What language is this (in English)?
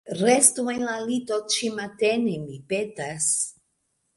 Esperanto